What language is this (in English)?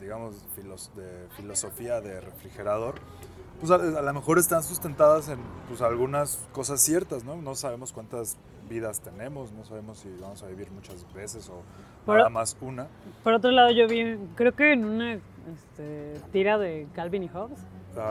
Spanish